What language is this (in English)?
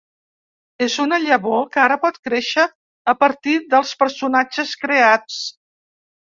Catalan